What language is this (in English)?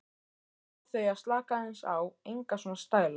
Icelandic